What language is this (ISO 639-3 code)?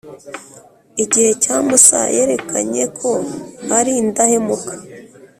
kin